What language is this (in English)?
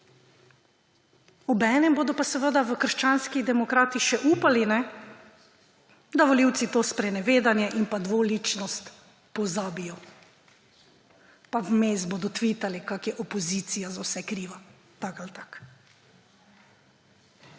Slovenian